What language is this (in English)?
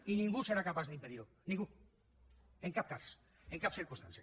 Catalan